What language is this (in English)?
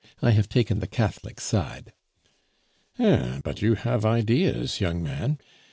English